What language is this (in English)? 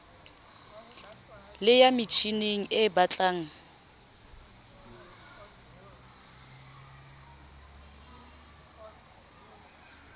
Southern Sotho